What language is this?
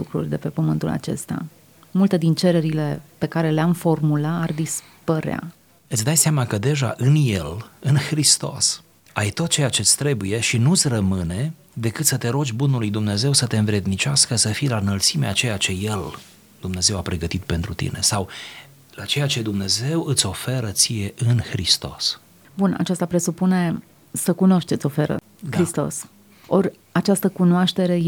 Romanian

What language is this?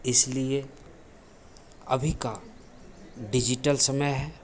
Hindi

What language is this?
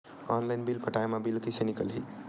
Chhattisgarhi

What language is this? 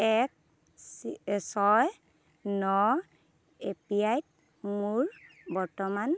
Assamese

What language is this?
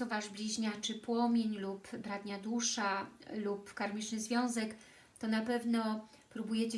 Polish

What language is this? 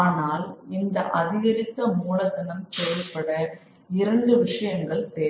Tamil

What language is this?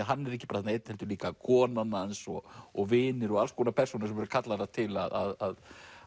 Icelandic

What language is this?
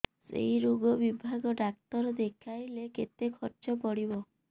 Odia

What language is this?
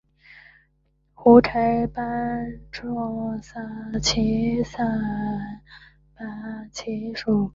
Chinese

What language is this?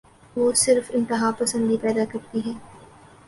Urdu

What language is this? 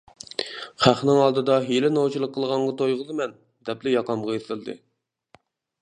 Uyghur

